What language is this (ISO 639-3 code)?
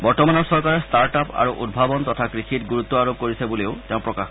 asm